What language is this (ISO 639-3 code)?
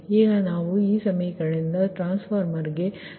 kan